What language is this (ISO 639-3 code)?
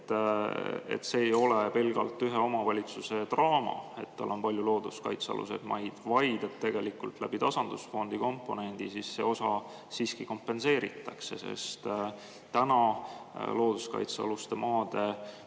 est